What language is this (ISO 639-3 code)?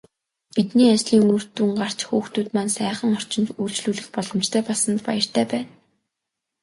mon